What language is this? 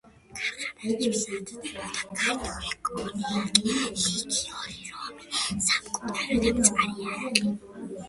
Georgian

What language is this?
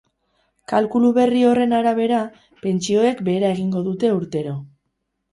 Basque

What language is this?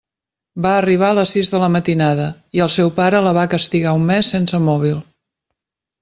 Catalan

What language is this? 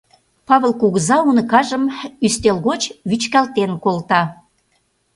Mari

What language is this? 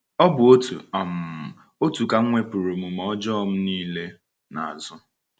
Igbo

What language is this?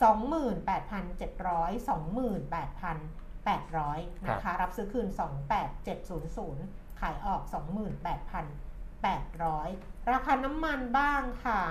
Thai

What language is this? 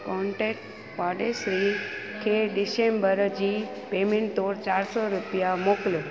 Sindhi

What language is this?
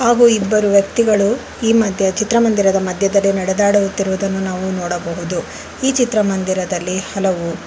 Kannada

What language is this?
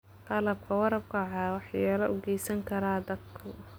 Somali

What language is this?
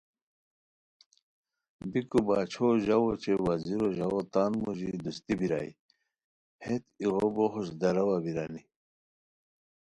Khowar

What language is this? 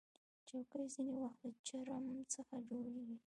Pashto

